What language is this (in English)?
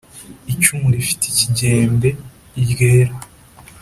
Kinyarwanda